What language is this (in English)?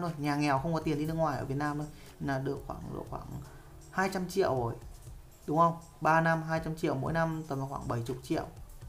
Vietnamese